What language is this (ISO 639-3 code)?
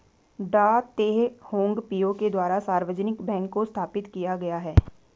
hin